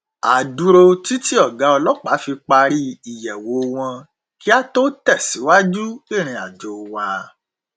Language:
Yoruba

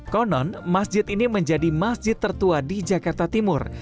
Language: Indonesian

